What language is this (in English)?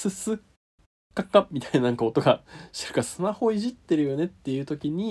Japanese